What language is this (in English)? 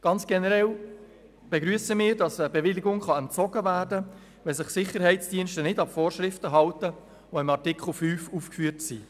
Swiss German